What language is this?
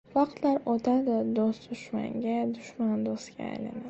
Uzbek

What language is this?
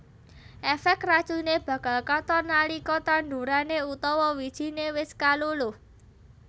Javanese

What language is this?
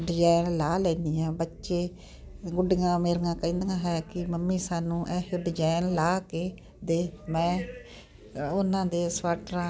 Punjabi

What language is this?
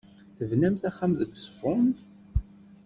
Kabyle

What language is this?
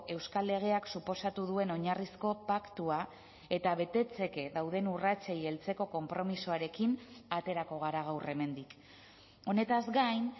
Basque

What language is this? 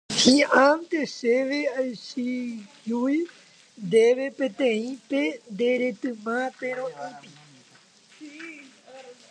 Guarani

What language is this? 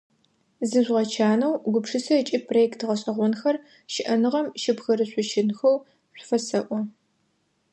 Adyghe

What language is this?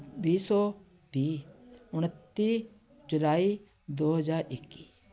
Punjabi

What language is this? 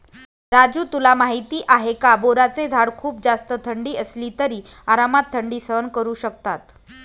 Marathi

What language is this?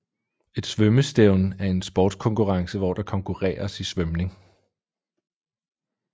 Danish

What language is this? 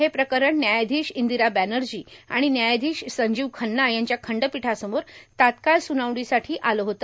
Marathi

